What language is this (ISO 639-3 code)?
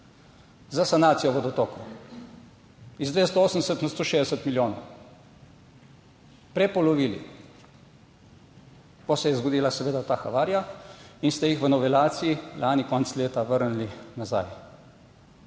slv